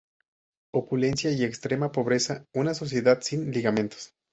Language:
Spanish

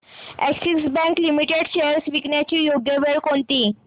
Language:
Marathi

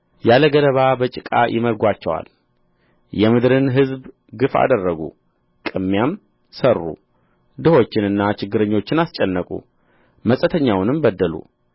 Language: Amharic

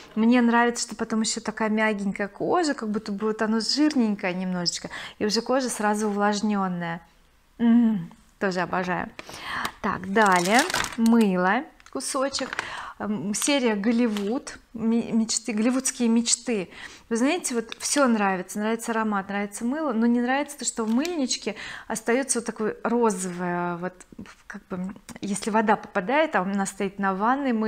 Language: Russian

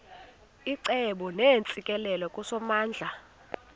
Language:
Xhosa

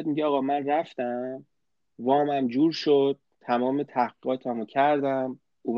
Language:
Persian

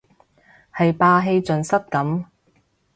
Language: Cantonese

